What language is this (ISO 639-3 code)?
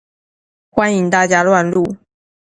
zho